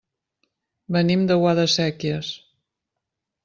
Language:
Catalan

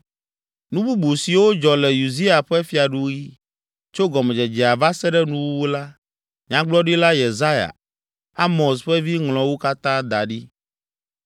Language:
Ewe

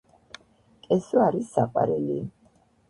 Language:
Georgian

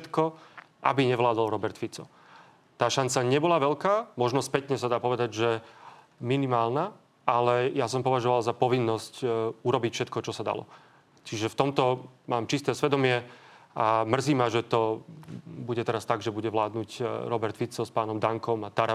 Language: Slovak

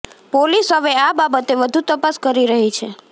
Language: Gujarati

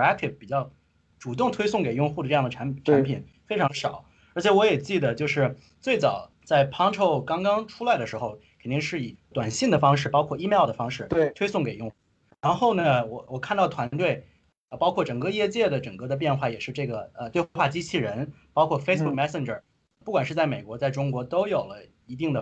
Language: Chinese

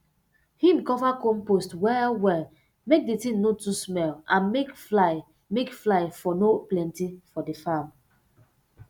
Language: Nigerian Pidgin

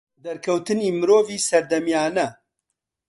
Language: Central Kurdish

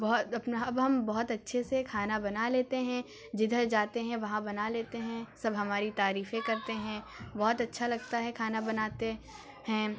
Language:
Urdu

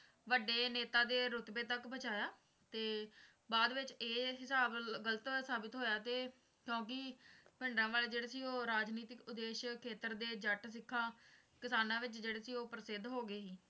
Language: Punjabi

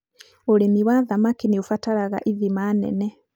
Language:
Kikuyu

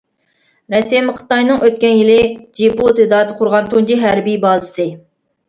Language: Uyghur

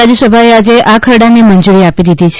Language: Gujarati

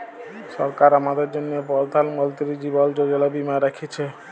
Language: Bangla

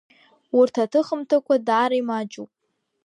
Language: Abkhazian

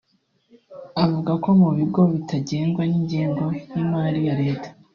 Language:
Kinyarwanda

